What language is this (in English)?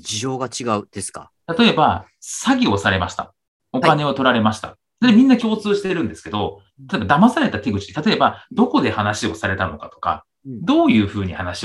Japanese